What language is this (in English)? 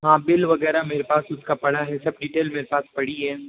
Hindi